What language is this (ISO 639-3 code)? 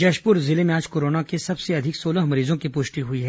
hin